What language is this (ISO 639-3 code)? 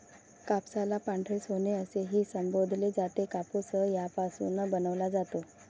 mar